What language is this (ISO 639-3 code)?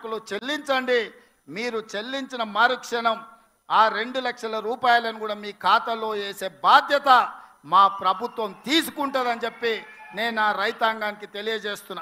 tel